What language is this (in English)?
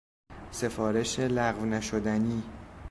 Persian